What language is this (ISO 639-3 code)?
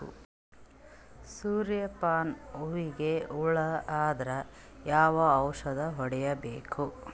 kan